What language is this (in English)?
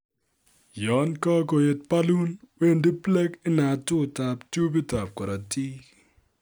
Kalenjin